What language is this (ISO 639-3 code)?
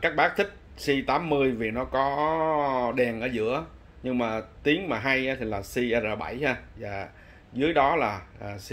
vie